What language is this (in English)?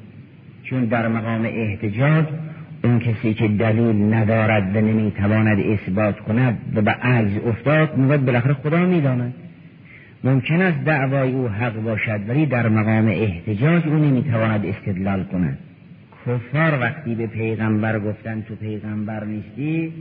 Persian